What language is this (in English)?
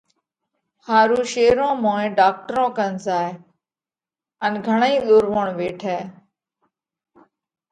Parkari Koli